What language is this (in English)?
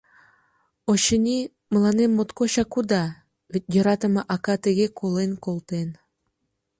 Mari